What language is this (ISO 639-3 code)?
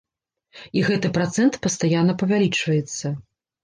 bel